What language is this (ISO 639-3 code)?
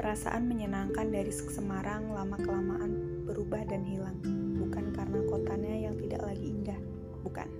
ind